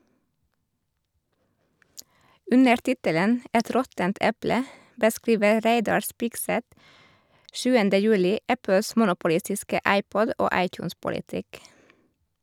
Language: Norwegian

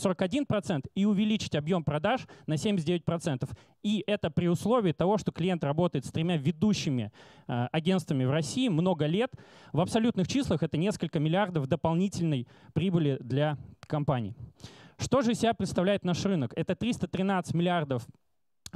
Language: Russian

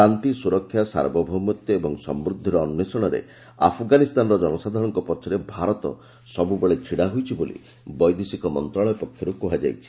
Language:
Odia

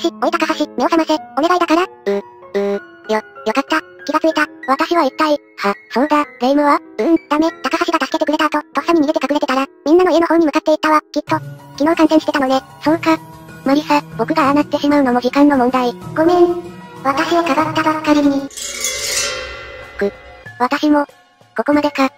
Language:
Japanese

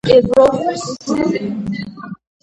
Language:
Georgian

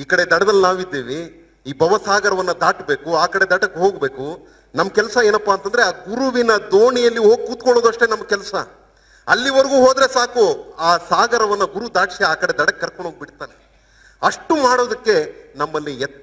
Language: Dutch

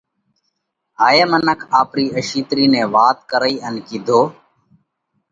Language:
Parkari Koli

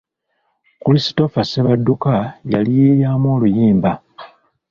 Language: Ganda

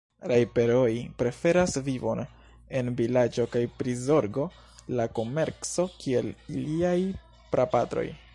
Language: Esperanto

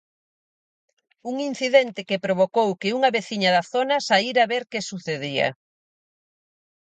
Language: Galician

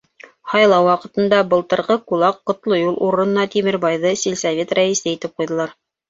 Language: Bashkir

